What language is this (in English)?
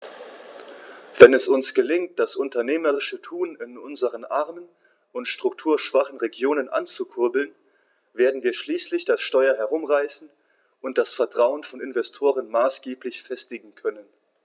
German